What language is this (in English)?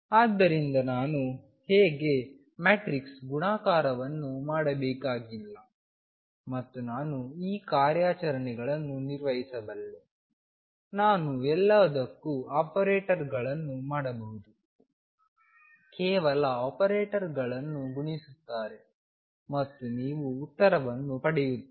Kannada